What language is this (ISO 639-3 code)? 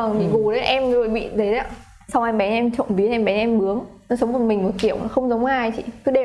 vie